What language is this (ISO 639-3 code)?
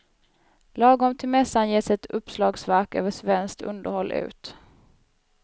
swe